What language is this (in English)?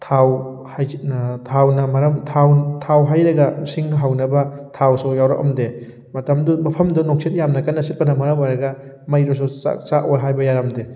Manipuri